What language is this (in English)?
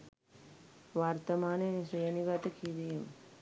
Sinhala